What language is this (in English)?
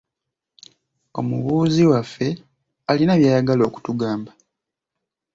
Ganda